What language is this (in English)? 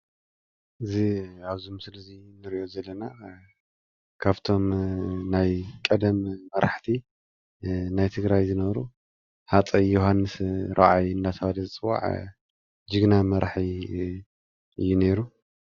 Tigrinya